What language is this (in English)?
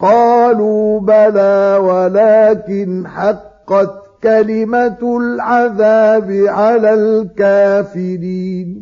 Arabic